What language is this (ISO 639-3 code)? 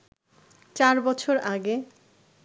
ben